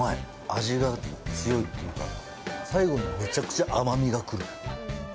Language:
Japanese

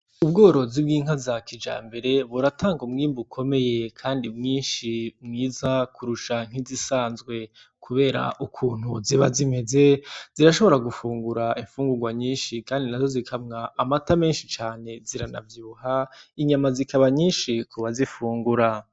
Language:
Rundi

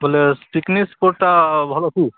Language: Odia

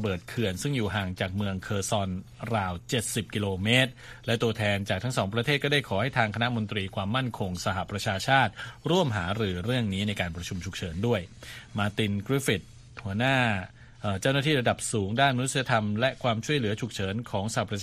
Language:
Thai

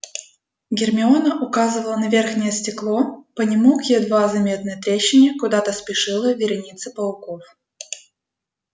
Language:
Russian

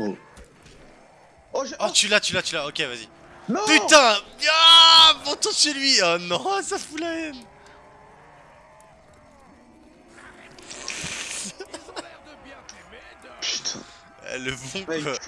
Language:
French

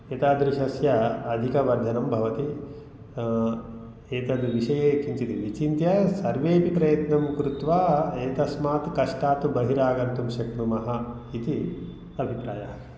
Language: Sanskrit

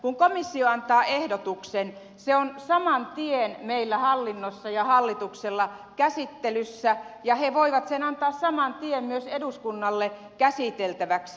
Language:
Finnish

